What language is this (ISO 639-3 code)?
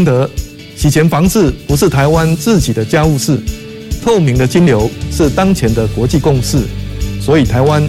zho